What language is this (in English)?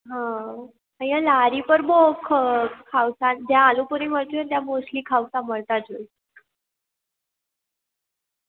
Gujarati